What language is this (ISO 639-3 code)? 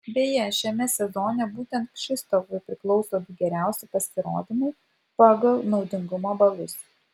lit